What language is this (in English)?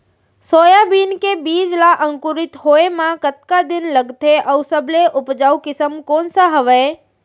Chhattisgarhi